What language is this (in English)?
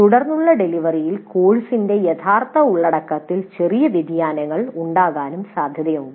Malayalam